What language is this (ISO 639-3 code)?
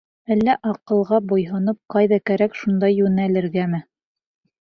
bak